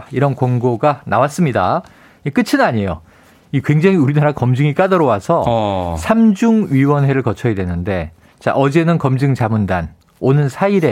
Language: Korean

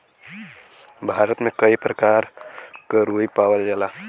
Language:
Bhojpuri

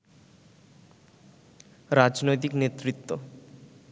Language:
Bangla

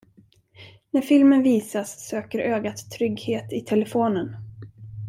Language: Swedish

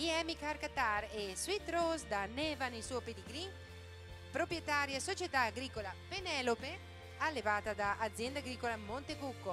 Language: Italian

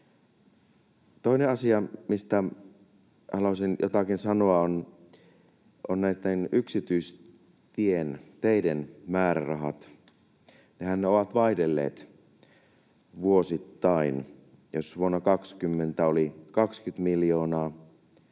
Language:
Finnish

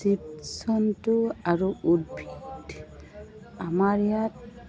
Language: Assamese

